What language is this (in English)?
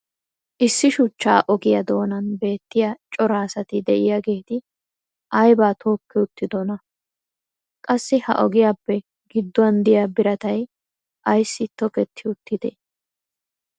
Wolaytta